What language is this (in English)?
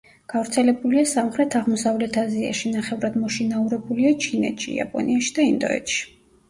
Georgian